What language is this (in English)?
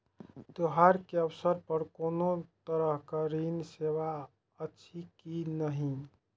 Maithili